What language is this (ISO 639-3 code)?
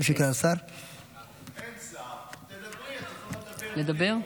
heb